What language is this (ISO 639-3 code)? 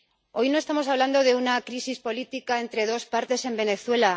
spa